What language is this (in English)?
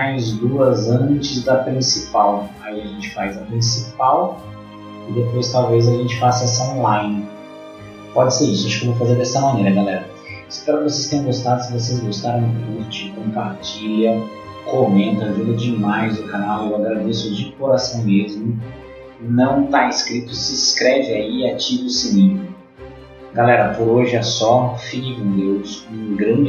Portuguese